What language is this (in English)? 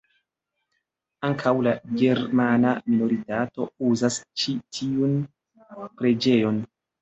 Esperanto